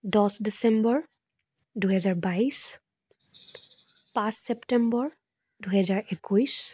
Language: Assamese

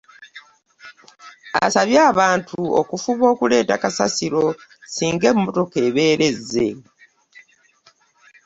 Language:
Ganda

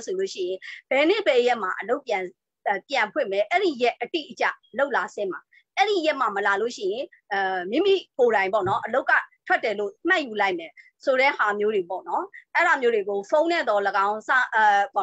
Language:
Romanian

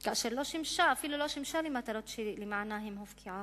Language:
Hebrew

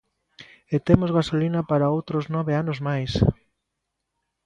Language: Galician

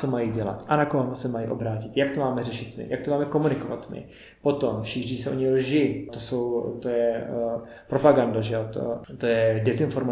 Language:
Czech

